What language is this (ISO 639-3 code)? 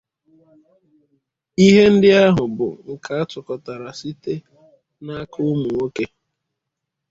ibo